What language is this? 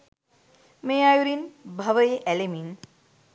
Sinhala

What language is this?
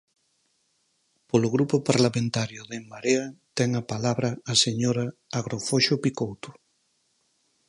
Galician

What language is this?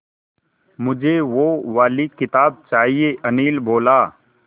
Hindi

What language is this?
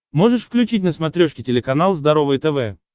Russian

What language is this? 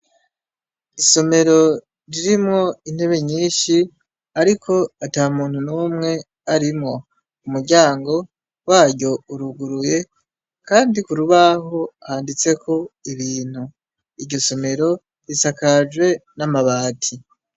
Rundi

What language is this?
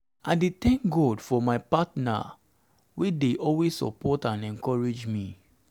Nigerian Pidgin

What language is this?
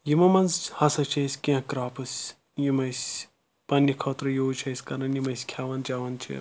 Kashmiri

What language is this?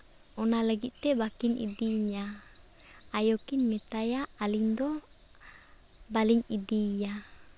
Santali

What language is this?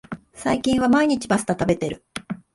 Japanese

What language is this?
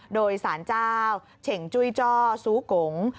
Thai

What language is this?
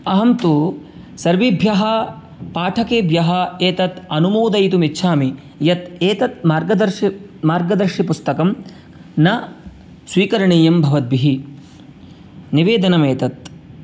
Sanskrit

